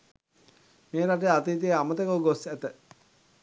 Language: Sinhala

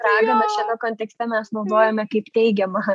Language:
Lithuanian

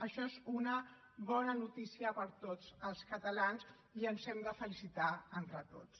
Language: Catalan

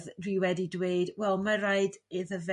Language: Welsh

